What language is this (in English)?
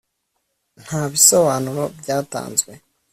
Kinyarwanda